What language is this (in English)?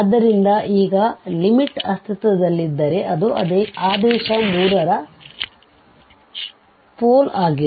Kannada